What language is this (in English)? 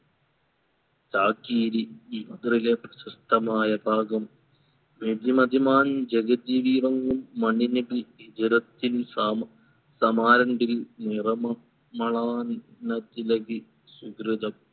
Malayalam